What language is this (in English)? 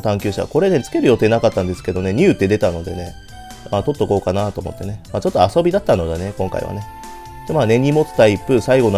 Japanese